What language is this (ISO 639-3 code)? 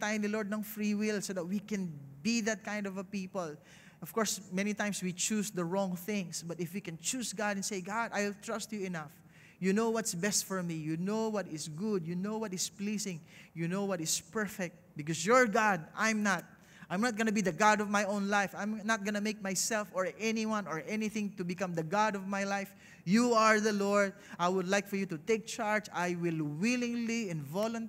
eng